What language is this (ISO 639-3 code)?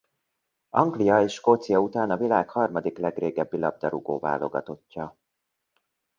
hun